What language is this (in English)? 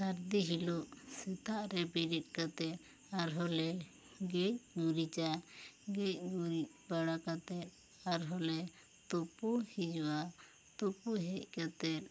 Santali